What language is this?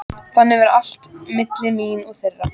Icelandic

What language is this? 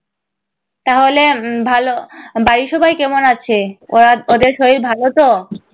Bangla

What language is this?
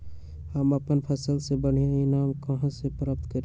Magahi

